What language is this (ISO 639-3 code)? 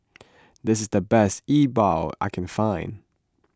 eng